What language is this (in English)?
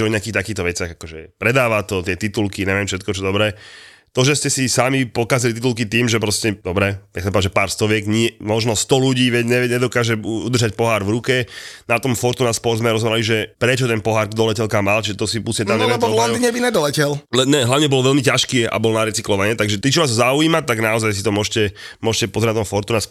Slovak